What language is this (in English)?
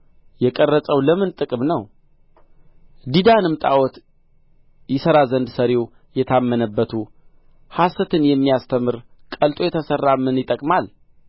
Amharic